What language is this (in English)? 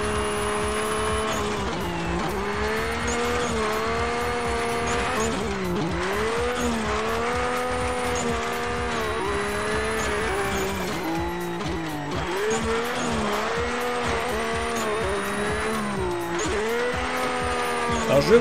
French